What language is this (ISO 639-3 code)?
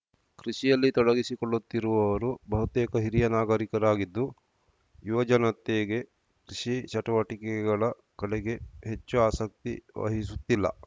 kan